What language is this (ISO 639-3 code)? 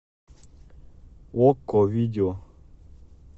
rus